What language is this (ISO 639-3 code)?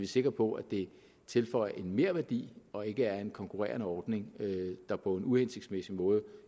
dan